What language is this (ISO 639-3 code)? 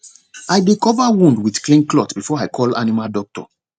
pcm